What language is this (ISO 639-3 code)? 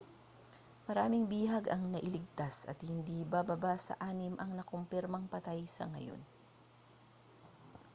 fil